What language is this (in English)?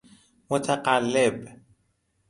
Persian